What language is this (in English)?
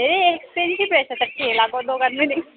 Nepali